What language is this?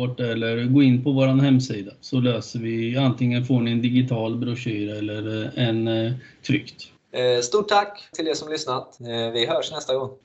Swedish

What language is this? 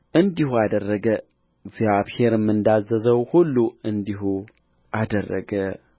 Amharic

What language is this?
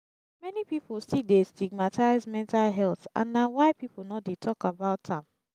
Nigerian Pidgin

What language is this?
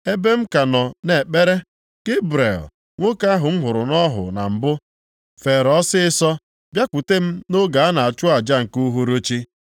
Igbo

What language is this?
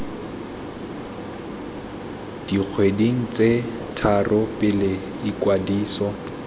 Tswana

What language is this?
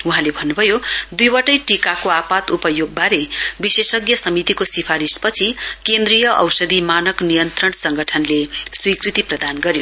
Nepali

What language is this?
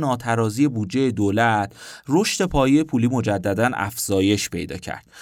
Persian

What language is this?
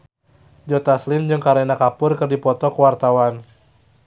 Sundanese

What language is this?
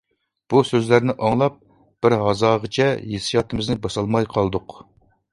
Uyghur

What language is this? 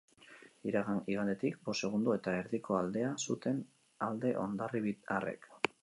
Basque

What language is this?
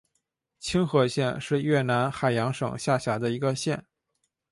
Chinese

